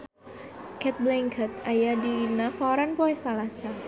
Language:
Sundanese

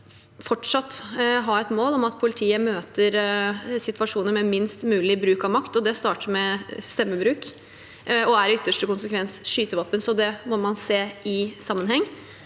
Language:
Norwegian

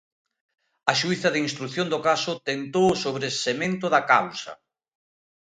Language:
Galician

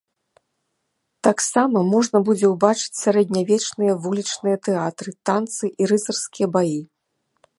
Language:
Belarusian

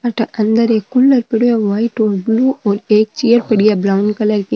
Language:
Marwari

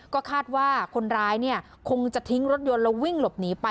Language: Thai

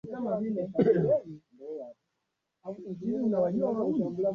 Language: Swahili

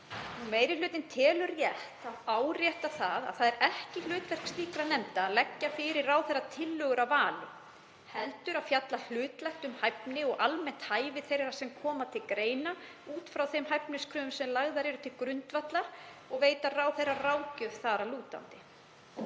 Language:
Icelandic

